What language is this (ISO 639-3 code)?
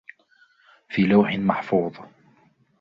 ara